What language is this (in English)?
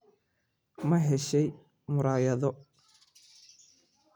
Somali